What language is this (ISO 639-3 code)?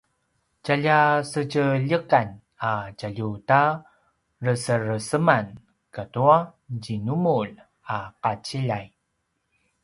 pwn